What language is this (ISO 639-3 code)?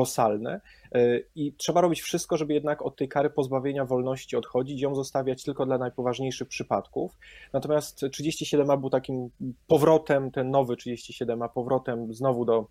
pol